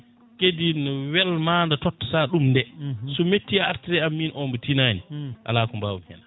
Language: Fula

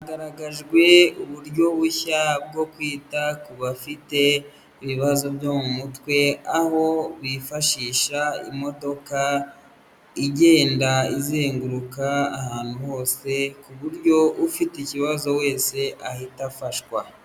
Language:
Kinyarwanda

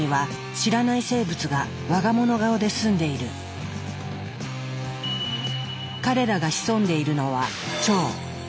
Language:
Japanese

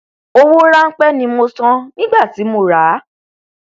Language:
Yoruba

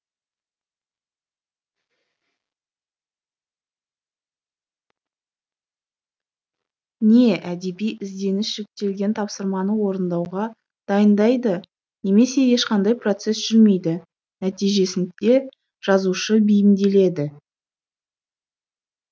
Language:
Kazakh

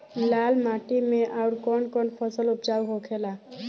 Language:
Bhojpuri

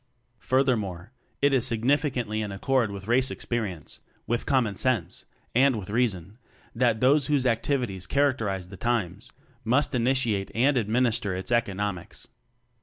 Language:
English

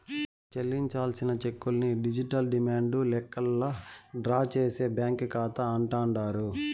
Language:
Telugu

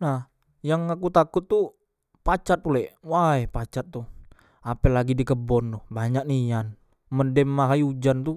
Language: Musi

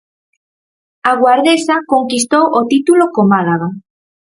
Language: Galician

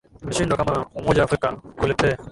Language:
Swahili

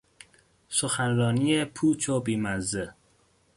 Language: Persian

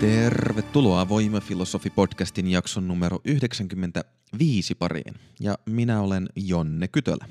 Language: Finnish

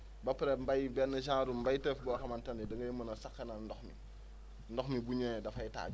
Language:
Wolof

